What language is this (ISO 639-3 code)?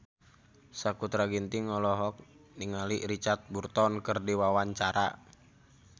sun